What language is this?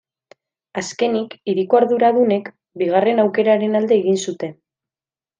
Basque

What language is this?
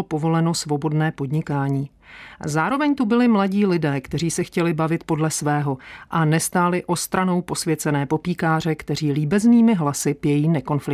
Czech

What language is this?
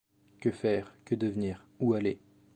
French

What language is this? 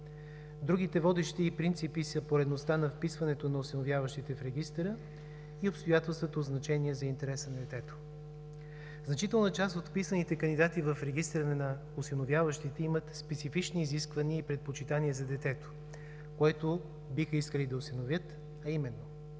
Bulgarian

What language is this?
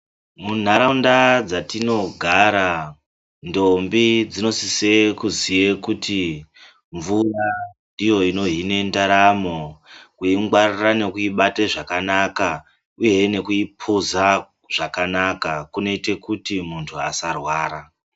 Ndau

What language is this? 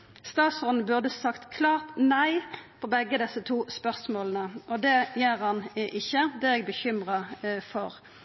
Norwegian Nynorsk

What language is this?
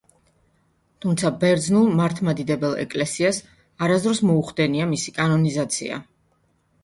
Georgian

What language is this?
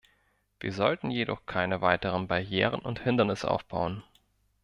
German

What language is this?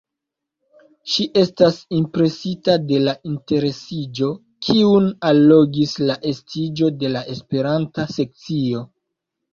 Esperanto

